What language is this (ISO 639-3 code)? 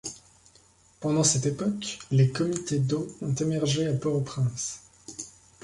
fra